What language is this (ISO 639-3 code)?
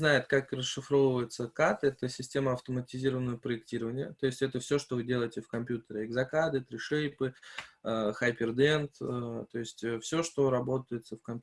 rus